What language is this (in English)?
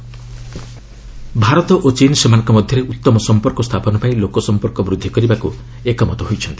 Odia